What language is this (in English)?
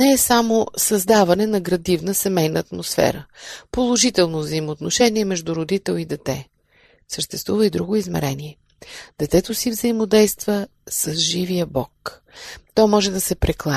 Bulgarian